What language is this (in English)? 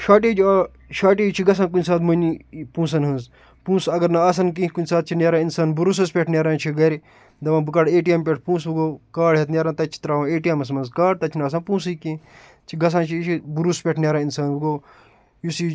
Kashmiri